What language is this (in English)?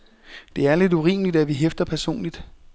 Danish